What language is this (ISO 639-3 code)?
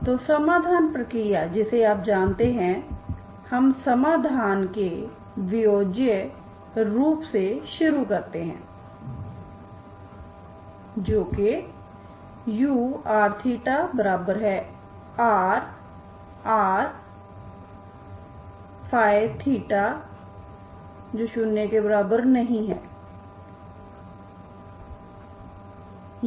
hin